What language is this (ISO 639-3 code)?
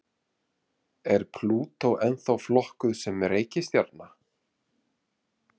isl